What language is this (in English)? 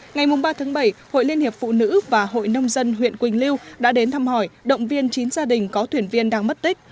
Vietnamese